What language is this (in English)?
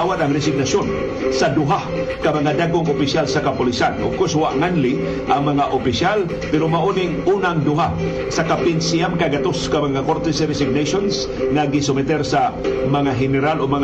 Filipino